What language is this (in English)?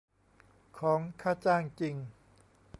Thai